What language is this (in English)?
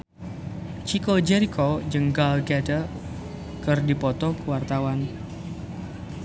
Sundanese